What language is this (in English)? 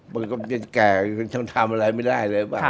Thai